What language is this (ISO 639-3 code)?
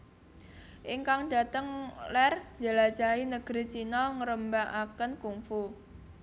jav